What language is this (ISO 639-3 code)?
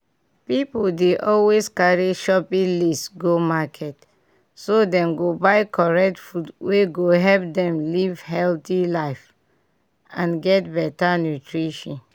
pcm